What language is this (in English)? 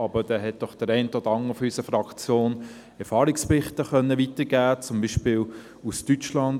Swiss German